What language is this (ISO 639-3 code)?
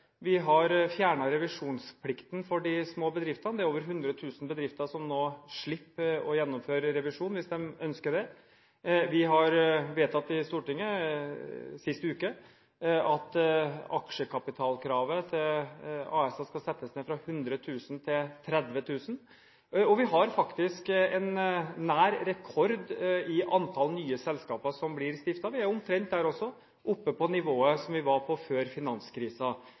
nob